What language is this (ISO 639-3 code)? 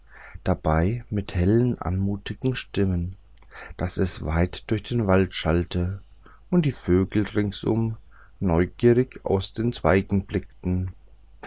deu